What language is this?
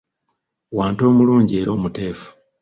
Ganda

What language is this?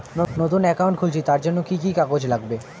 Bangla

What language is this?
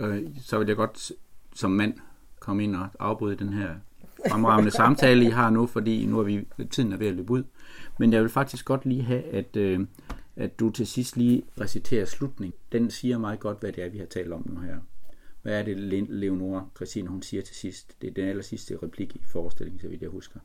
Danish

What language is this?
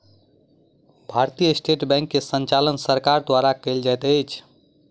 Maithili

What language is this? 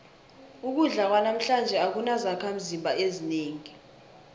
South Ndebele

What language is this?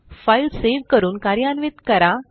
Marathi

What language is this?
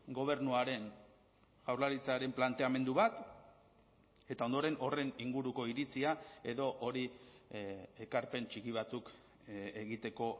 Basque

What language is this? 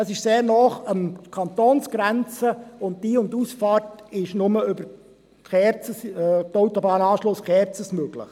Swiss German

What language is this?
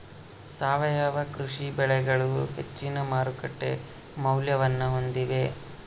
Kannada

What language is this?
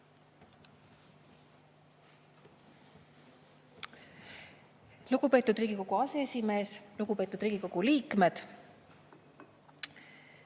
Estonian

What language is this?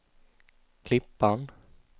Swedish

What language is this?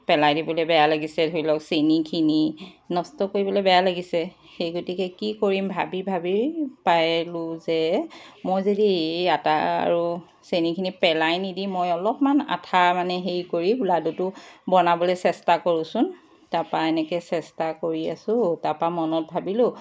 Assamese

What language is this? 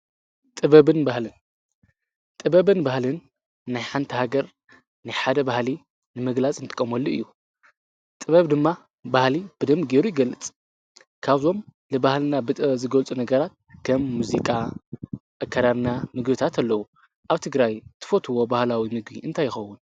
Tigrinya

